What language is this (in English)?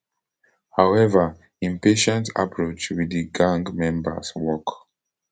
Nigerian Pidgin